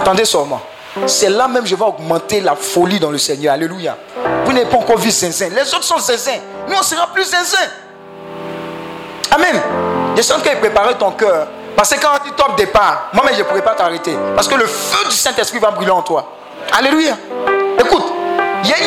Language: French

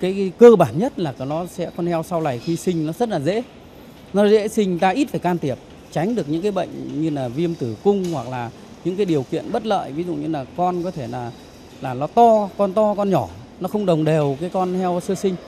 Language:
Vietnamese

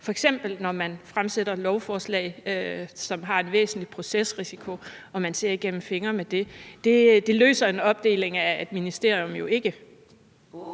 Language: Danish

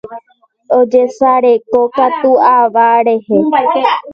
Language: Guarani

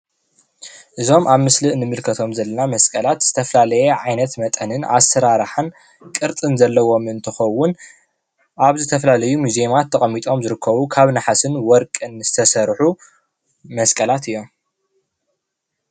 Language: Tigrinya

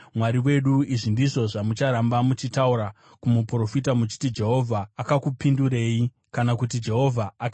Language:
Shona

